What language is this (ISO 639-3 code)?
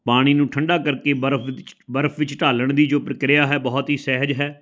pan